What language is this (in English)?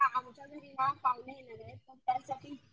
Marathi